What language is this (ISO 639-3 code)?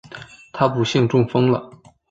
zho